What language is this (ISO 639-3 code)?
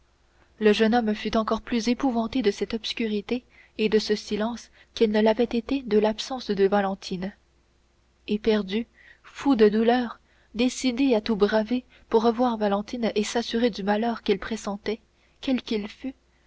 fra